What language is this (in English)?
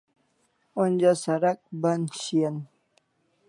Kalasha